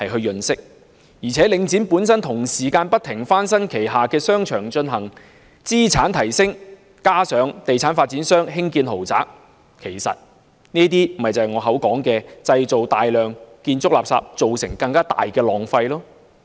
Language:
Cantonese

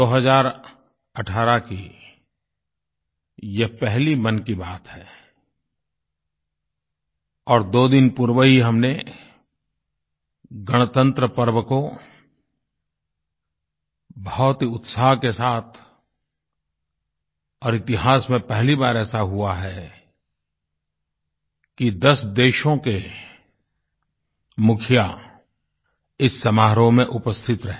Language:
Hindi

